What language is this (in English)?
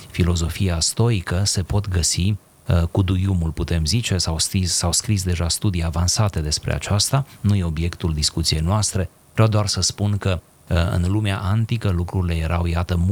Romanian